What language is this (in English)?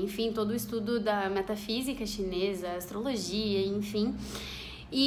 Portuguese